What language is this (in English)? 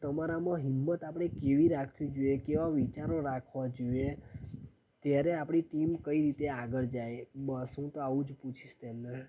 Gujarati